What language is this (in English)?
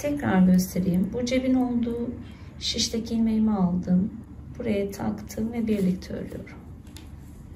Turkish